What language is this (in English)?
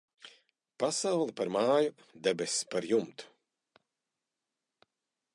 Latvian